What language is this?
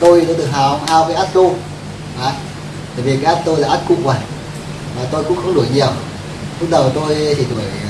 Vietnamese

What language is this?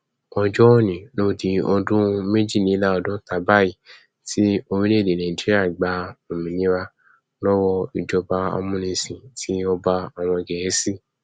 Yoruba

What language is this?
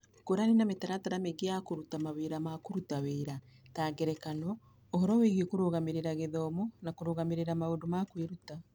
Kikuyu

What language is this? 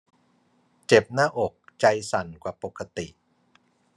Thai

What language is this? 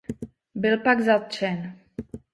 Czech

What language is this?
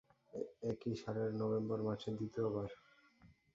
Bangla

